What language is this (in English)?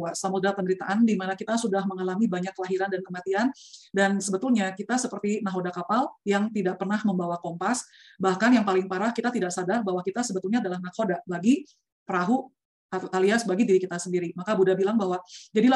Indonesian